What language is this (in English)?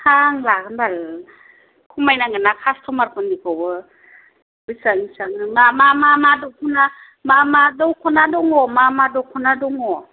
Bodo